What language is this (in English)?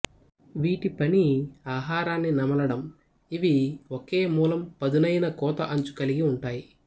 Telugu